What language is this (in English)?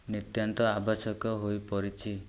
Odia